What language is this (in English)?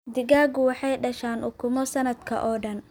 Somali